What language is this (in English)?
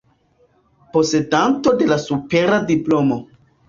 Esperanto